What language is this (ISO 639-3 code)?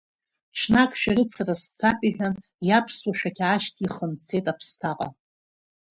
abk